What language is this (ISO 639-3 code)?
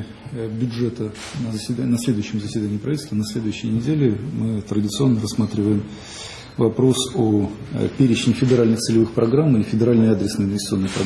rus